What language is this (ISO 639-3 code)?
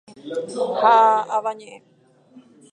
grn